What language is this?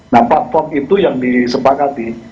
Indonesian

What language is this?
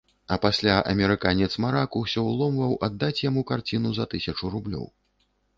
Belarusian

